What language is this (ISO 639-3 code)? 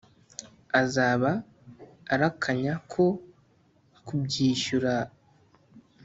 kin